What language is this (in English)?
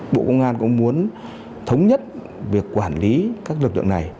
Vietnamese